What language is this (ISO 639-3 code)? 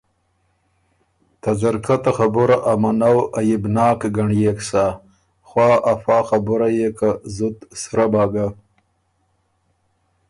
oru